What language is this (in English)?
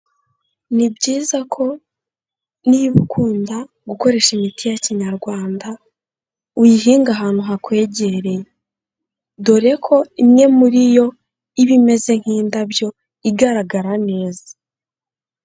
Kinyarwanda